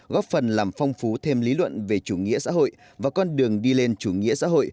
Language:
Vietnamese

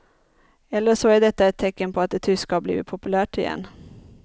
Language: Swedish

